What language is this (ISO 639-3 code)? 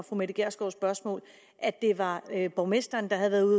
dan